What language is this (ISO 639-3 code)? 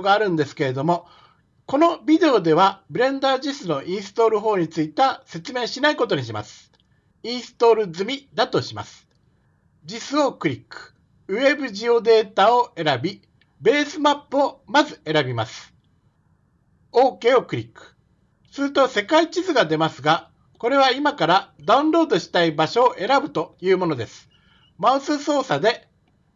jpn